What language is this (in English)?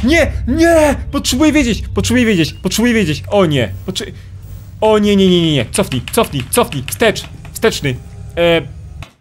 Polish